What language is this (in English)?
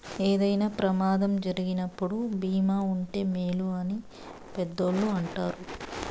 Telugu